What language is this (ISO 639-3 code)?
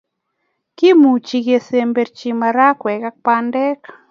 kln